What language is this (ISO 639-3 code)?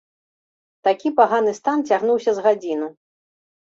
bel